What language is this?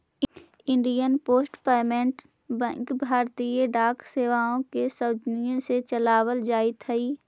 Magahi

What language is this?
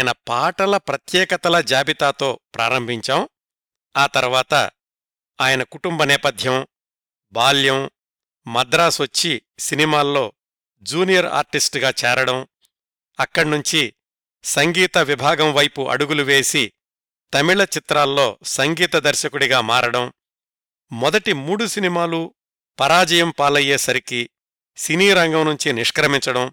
Telugu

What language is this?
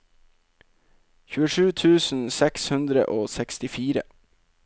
Norwegian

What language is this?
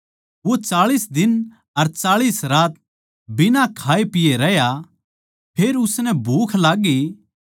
Haryanvi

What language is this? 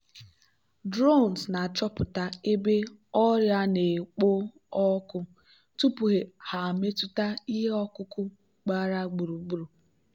Igbo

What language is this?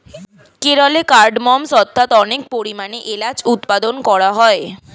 Bangla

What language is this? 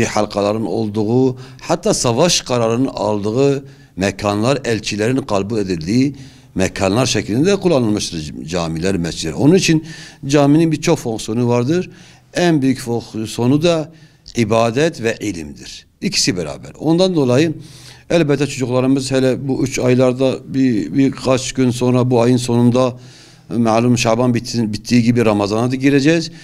Turkish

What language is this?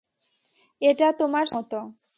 Bangla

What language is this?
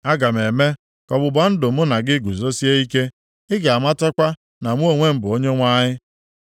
Igbo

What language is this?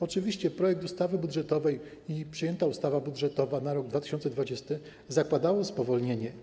Polish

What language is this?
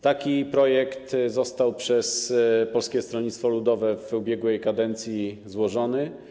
Polish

